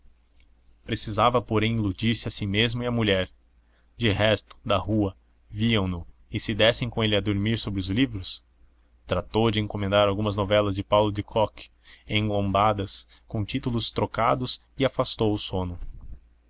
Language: Portuguese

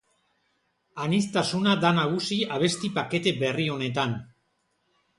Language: Basque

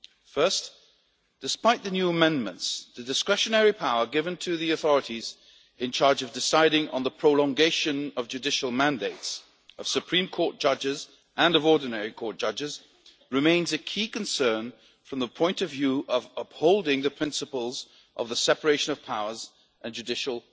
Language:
English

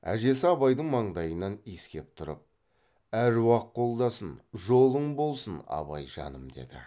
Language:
Kazakh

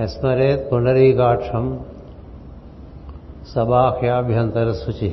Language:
Telugu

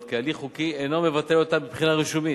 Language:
Hebrew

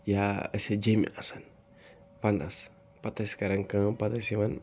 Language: Kashmiri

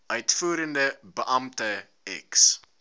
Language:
Afrikaans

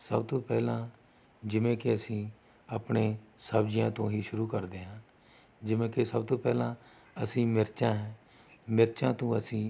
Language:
Punjabi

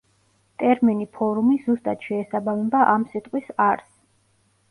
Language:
Georgian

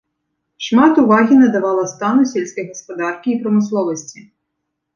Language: Belarusian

